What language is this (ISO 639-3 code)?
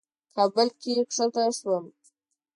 pus